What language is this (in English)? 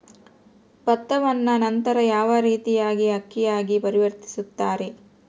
Kannada